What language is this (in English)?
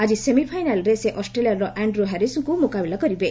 Odia